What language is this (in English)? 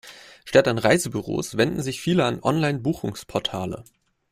German